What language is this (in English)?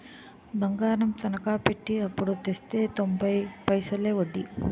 Telugu